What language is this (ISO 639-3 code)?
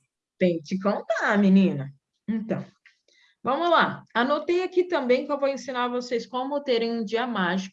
por